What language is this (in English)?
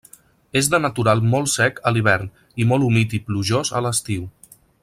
Catalan